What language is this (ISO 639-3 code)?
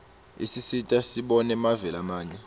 ssw